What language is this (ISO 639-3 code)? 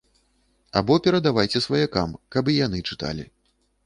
bel